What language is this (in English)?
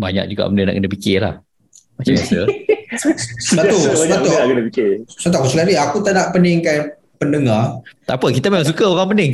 Malay